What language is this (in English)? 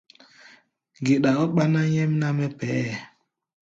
Gbaya